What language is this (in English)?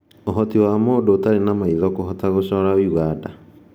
Kikuyu